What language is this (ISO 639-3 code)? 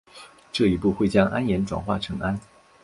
zho